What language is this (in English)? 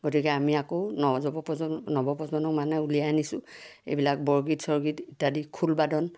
Assamese